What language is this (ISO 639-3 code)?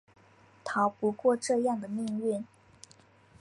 zho